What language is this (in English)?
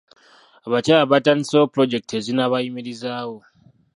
Ganda